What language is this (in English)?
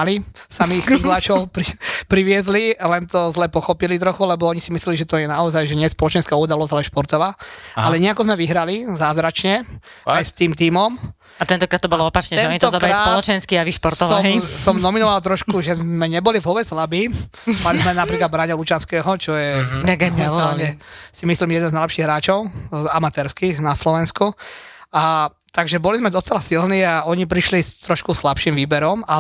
Slovak